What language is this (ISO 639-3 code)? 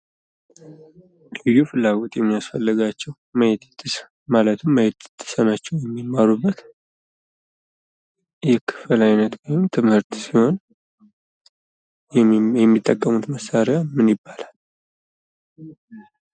amh